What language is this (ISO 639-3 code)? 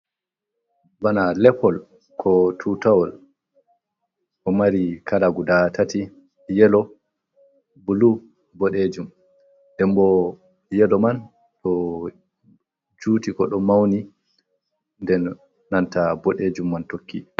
ful